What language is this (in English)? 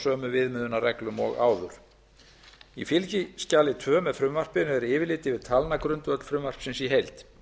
Icelandic